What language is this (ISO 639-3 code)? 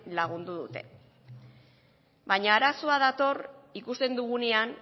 eus